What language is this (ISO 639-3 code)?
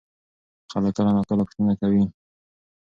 pus